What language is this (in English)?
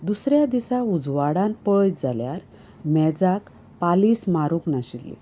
Konkani